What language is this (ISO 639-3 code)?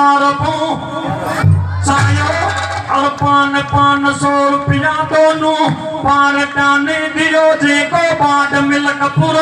hin